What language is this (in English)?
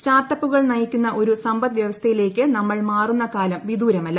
Malayalam